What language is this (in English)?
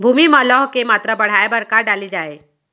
Chhattisgarhi